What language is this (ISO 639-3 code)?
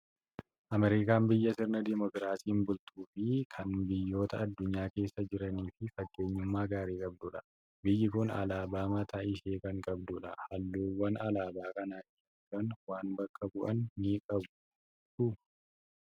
orm